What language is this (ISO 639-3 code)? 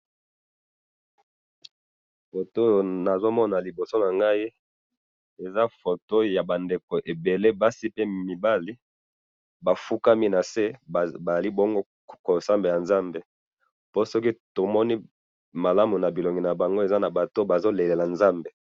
lin